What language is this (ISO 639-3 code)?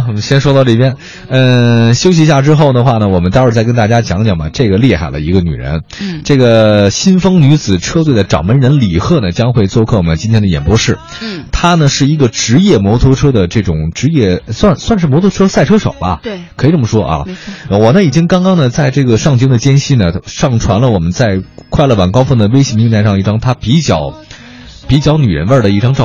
zho